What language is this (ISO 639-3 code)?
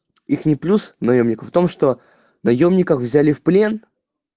rus